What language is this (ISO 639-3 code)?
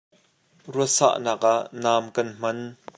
cnh